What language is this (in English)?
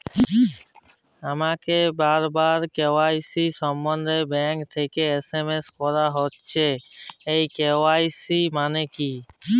Bangla